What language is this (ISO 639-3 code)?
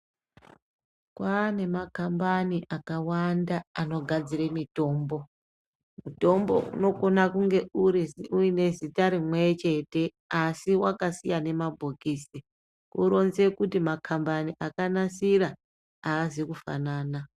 ndc